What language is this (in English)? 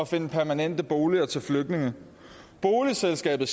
Danish